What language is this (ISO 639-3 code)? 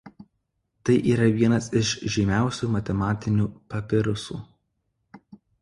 lit